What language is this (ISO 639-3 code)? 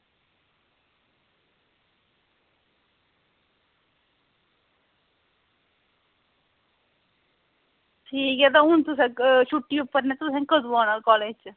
doi